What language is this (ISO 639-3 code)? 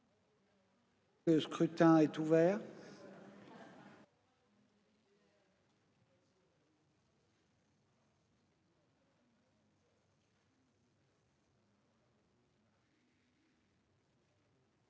fra